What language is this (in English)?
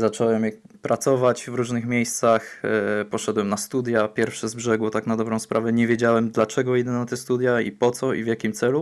Polish